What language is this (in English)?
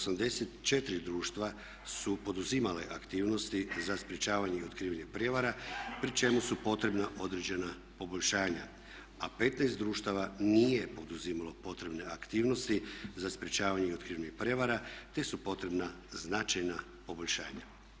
Croatian